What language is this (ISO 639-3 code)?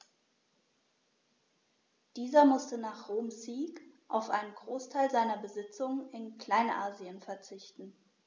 deu